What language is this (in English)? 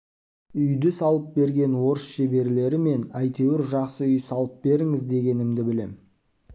Kazakh